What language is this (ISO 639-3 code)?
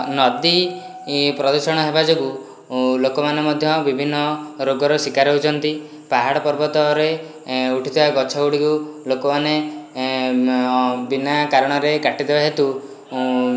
ori